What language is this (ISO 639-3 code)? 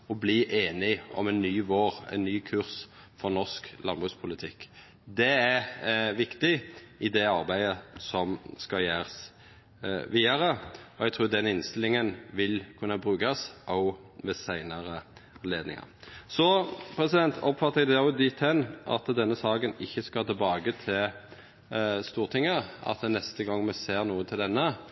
nno